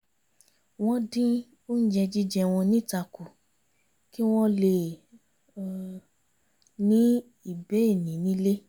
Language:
Yoruba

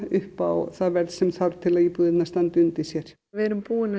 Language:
Icelandic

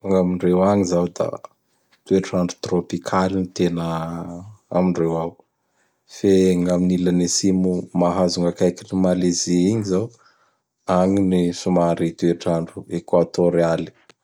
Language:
Bara Malagasy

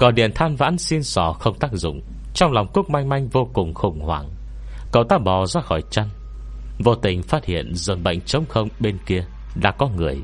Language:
Vietnamese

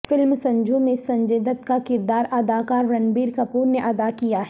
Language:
Urdu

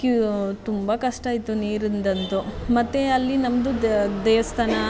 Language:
Kannada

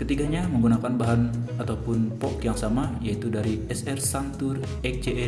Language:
Indonesian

